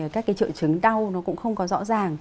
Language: Vietnamese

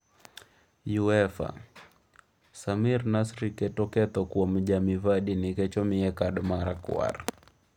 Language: Luo (Kenya and Tanzania)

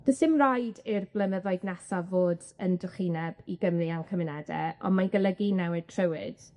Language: Welsh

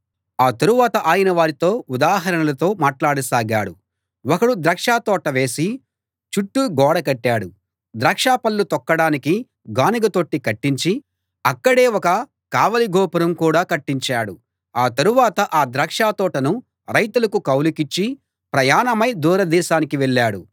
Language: Telugu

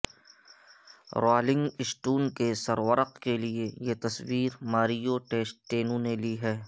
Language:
Urdu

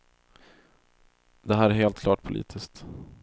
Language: Swedish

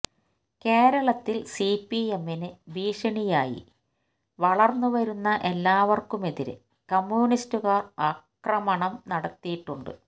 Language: Malayalam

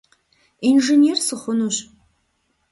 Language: Kabardian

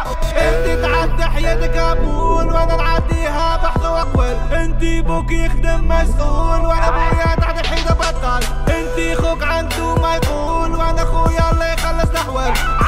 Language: Arabic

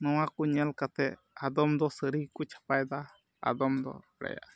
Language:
Santali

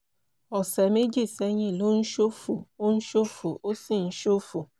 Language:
Yoruba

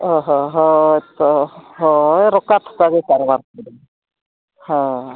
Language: Santali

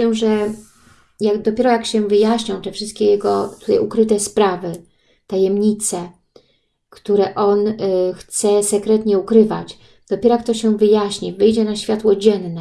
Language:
Polish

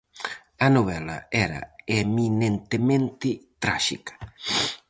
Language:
Galician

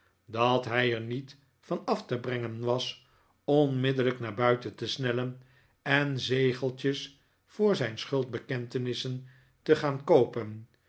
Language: Dutch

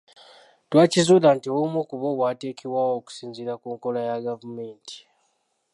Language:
Ganda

